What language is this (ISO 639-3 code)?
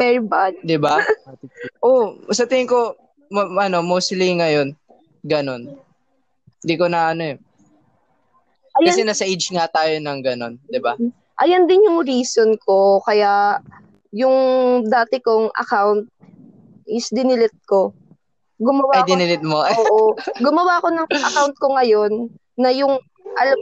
fil